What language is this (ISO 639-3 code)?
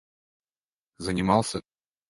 rus